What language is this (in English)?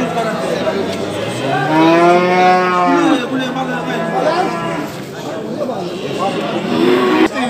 Turkish